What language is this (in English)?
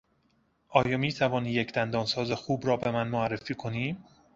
Persian